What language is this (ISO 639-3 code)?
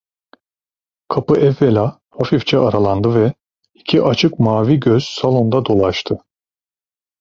tur